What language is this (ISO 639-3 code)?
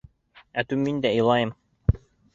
bak